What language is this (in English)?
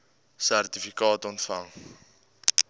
Afrikaans